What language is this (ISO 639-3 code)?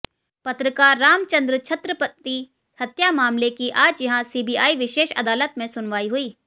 hin